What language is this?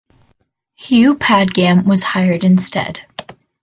English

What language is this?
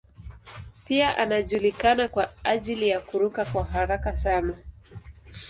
Swahili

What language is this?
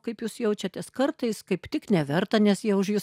Lithuanian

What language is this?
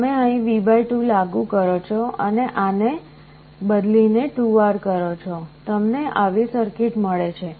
Gujarati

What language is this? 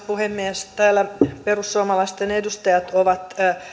Finnish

